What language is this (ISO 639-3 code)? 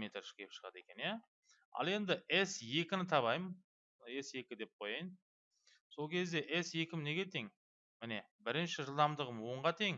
tur